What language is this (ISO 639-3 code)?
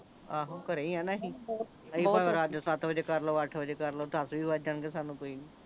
pan